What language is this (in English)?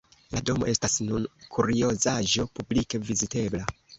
Esperanto